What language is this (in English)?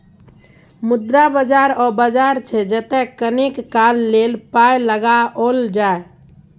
Maithili